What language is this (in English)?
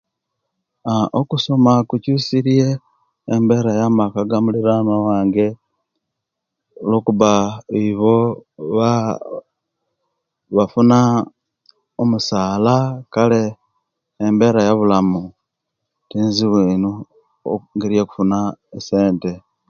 Kenyi